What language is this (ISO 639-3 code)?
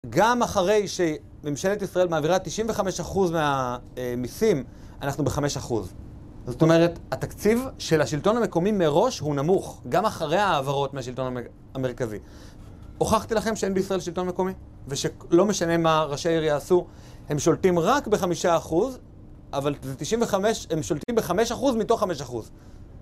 heb